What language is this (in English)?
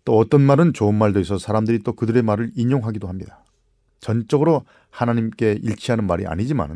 Korean